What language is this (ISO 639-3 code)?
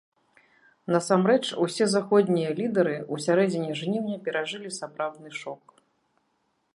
bel